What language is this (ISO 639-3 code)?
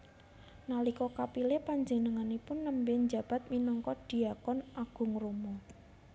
jav